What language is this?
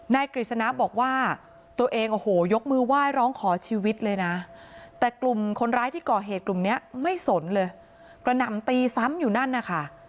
Thai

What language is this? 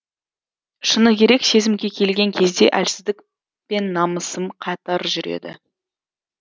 Kazakh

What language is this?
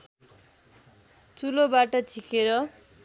Nepali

